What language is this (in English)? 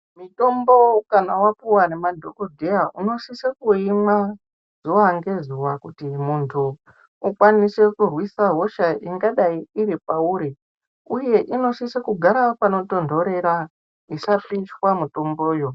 Ndau